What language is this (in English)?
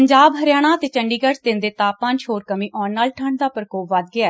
Punjabi